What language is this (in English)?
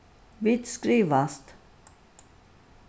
Faroese